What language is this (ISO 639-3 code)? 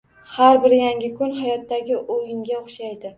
uzb